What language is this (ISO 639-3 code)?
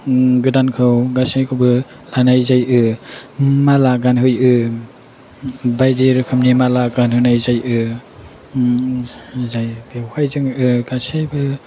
brx